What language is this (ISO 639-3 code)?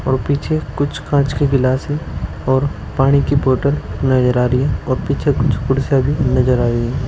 hin